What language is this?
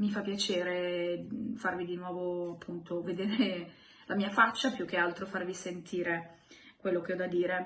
Italian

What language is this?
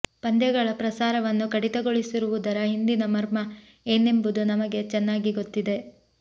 Kannada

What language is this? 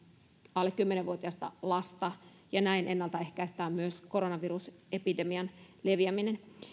Finnish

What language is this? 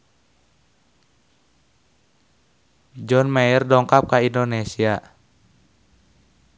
Sundanese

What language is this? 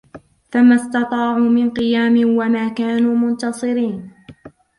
Arabic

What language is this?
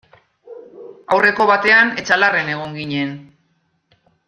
Basque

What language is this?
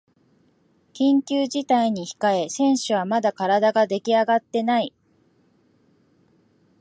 Japanese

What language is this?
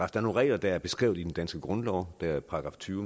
Danish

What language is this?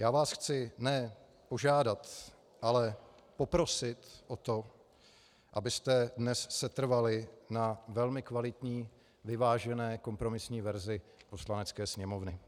Czech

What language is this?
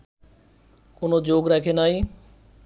Bangla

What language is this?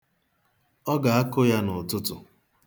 Igbo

